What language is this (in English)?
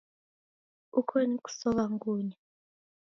Taita